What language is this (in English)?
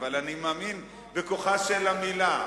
Hebrew